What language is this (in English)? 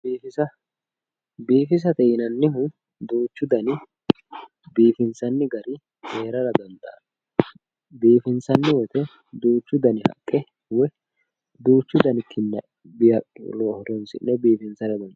Sidamo